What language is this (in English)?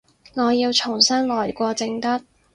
Cantonese